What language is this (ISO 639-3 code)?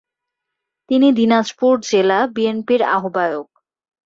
ben